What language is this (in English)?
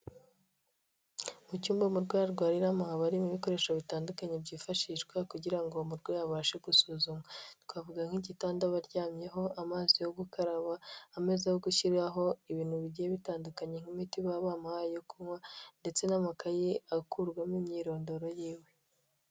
Kinyarwanda